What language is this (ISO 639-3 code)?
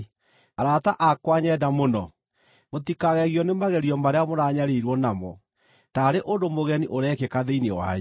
kik